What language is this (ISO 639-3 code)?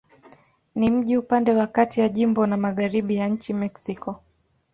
swa